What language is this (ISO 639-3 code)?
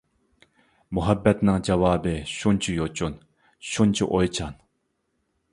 uig